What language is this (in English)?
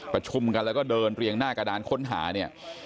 Thai